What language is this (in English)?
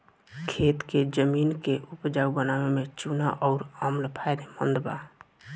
Bhojpuri